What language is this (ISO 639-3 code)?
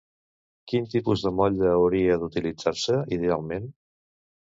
cat